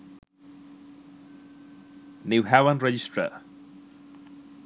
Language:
Sinhala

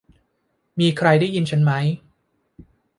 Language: Thai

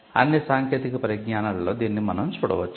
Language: Telugu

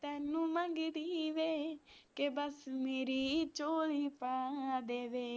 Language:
Punjabi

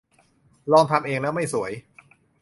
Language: Thai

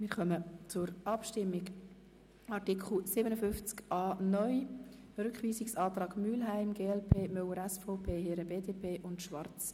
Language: Swiss German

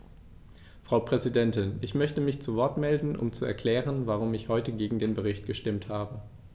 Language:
German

